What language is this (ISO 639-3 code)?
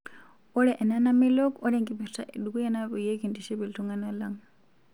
mas